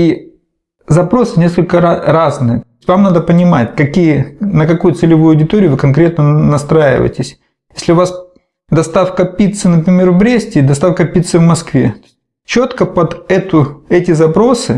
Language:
Russian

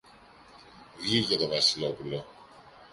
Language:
Greek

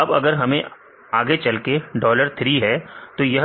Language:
Hindi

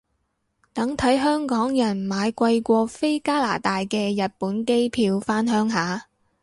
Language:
Cantonese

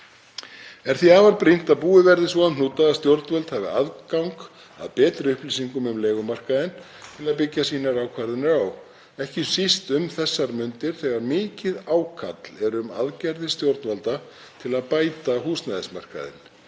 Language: Icelandic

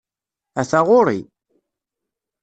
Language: Kabyle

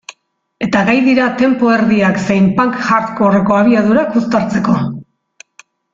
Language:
Basque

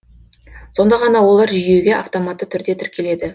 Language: Kazakh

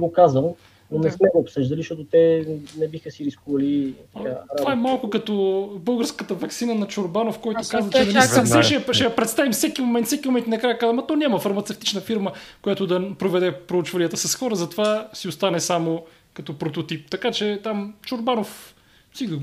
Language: Bulgarian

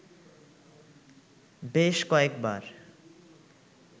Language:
Bangla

